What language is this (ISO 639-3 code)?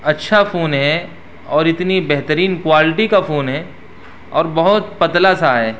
urd